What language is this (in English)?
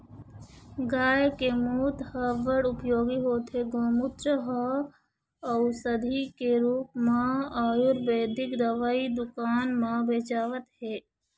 Chhattisgarhi